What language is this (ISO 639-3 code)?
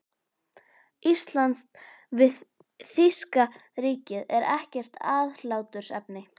isl